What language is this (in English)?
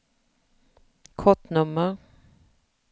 Swedish